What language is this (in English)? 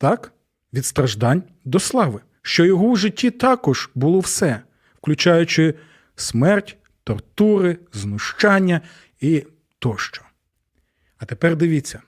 Ukrainian